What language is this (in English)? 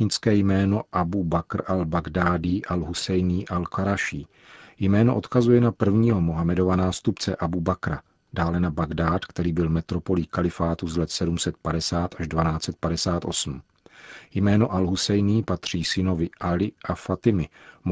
Czech